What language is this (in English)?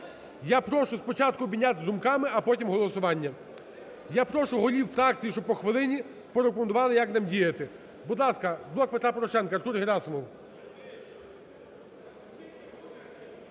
Ukrainian